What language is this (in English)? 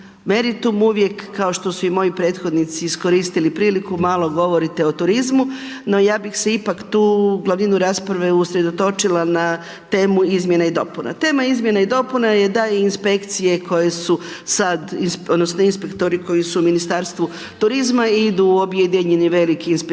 Croatian